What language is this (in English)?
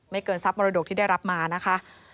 Thai